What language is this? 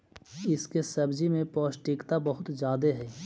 Magahi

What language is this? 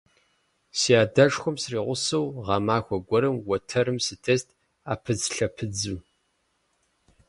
Kabardian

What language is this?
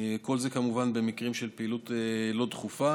Hebrew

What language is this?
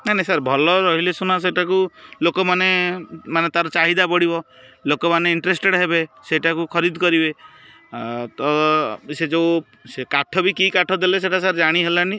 Odia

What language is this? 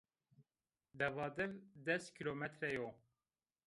Zaza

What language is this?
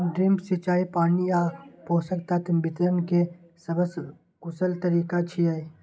Maithili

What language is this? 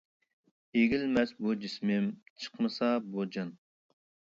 Uyghur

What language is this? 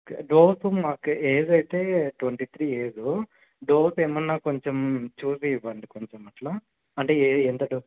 Telugu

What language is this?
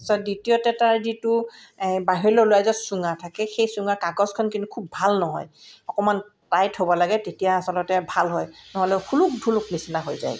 Assamese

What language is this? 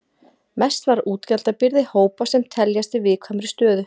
Icelandic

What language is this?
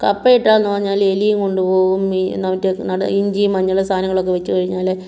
Malayalam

